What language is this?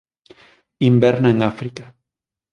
Galician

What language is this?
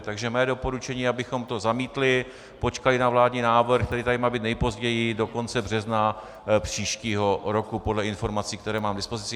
Czech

